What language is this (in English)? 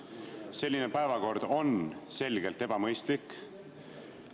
Estonian